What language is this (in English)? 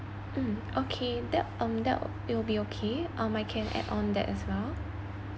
English